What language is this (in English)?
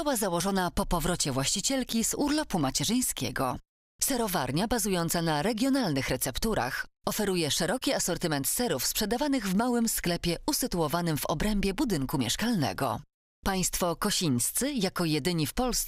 Polish